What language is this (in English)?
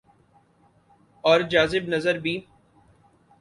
Urdu